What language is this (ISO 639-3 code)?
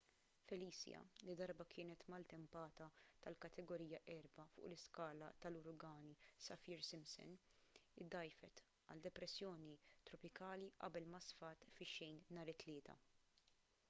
mlt